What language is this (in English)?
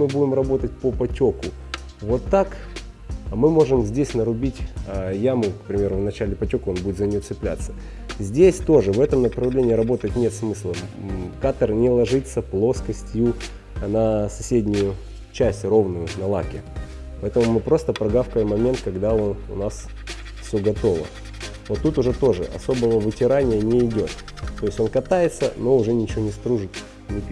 Russian